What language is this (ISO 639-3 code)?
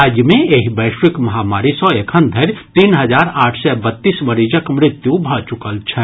mai